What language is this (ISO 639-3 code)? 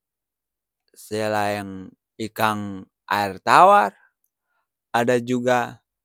abs